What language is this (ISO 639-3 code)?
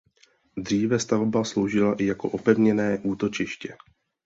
ces